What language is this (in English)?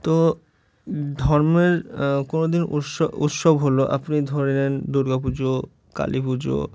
Bangla